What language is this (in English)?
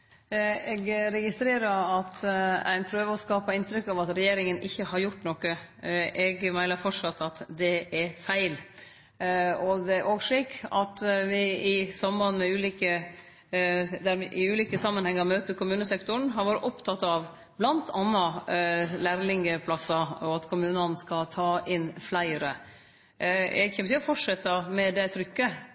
Norwegian Nynorsk